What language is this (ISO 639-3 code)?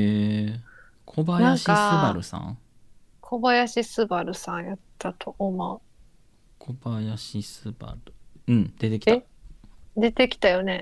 jpn